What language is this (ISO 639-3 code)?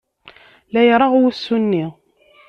kab